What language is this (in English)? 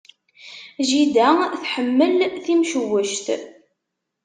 Kabyle